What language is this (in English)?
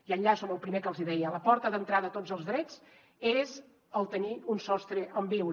Catalan